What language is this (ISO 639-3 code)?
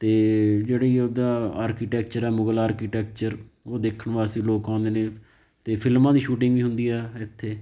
pan